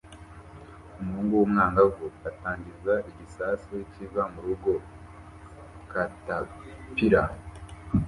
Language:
Kinyarwanda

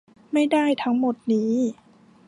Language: Thai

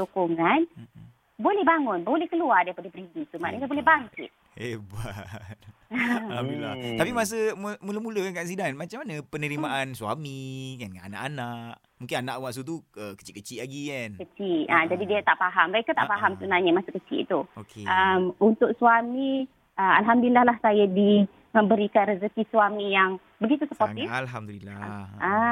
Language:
Malay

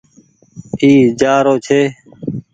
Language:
Goaria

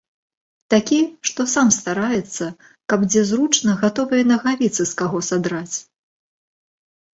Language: Belarusian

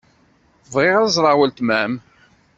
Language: Kabyle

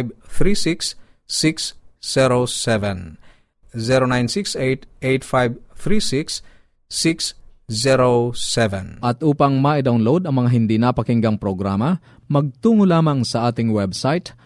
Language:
Filipino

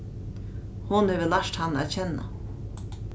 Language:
Faroese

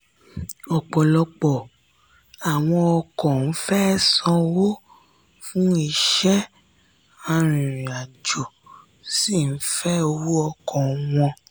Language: Yoruba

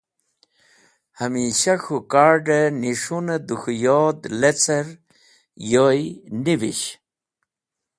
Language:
Wakhi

